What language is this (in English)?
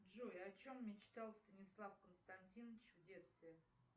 Russian